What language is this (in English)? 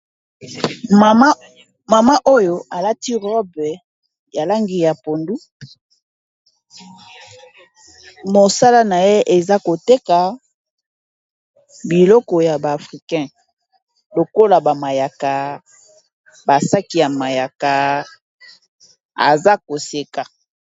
Lingala